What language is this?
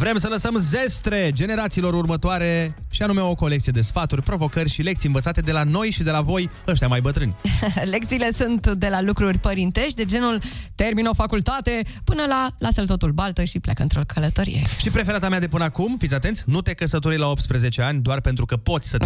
Romanian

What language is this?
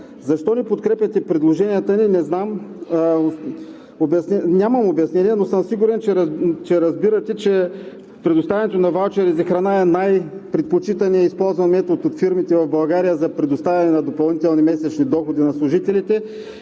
Bulgarian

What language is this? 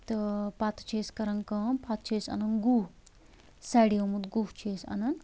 Kashmiri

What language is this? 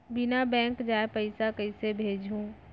Chhattisgarhi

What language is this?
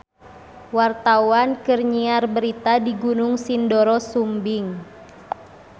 Sundanese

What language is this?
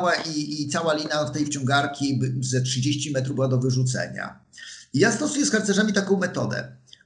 Polish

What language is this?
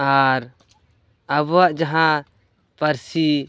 Santali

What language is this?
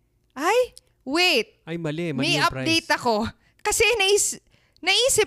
Filipino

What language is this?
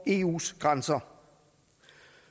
Danish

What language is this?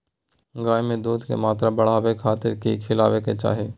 Magahi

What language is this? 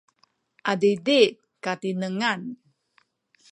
Sakizaya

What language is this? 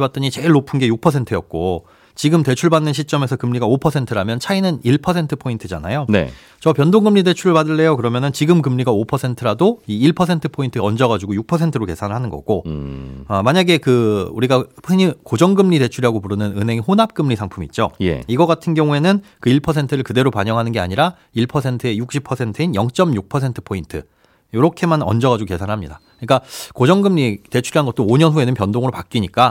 Korean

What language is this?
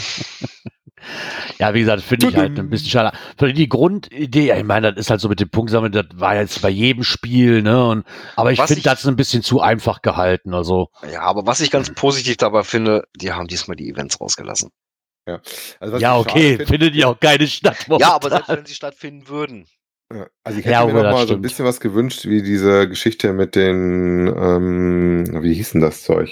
German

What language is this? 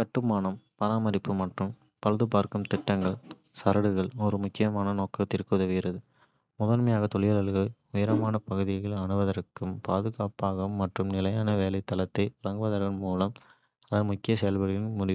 Kota (India)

